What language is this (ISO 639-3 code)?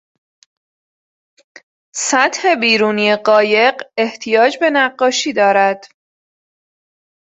fas